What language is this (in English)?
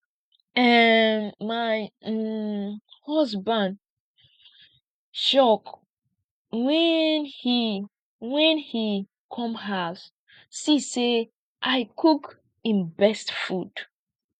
Nigerian Pidgin